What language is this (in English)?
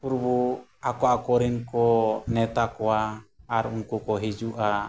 Santali